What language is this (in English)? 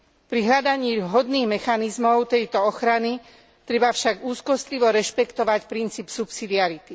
Slovak